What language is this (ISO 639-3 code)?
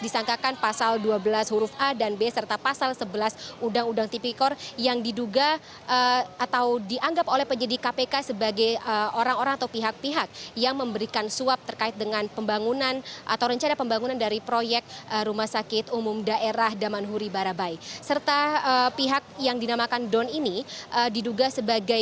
ind